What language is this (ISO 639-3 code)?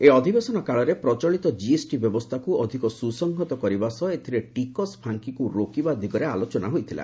ori